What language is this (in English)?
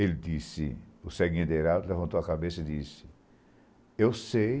Portuguese